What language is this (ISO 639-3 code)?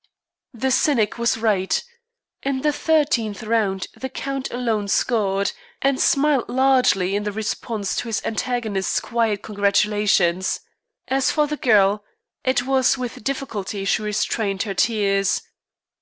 eng